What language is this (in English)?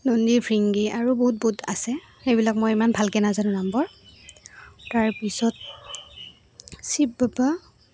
Assamese